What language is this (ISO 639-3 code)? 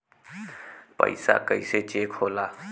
bho